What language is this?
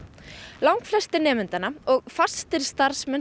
Icelandic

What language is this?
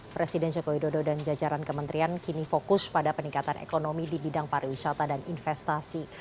Indonesian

